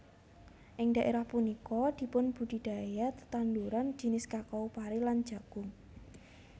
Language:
Javanese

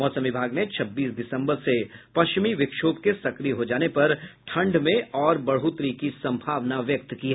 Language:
Hindi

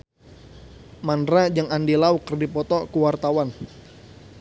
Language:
Sundanese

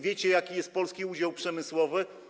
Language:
Polish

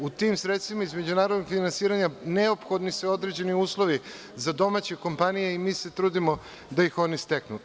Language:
Serbian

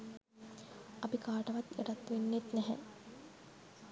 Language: Sinhala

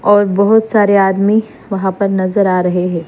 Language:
Hindi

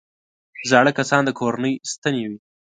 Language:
Pashto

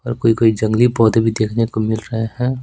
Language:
Hindi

